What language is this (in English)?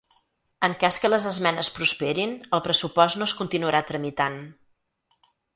Catalan